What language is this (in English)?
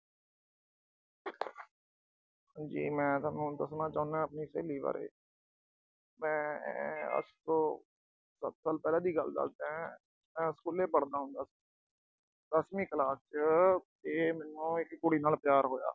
Punjabi